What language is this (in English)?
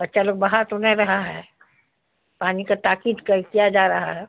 Urdu